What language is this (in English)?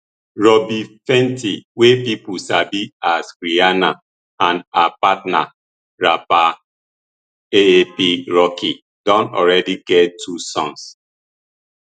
Nigerian Pidgin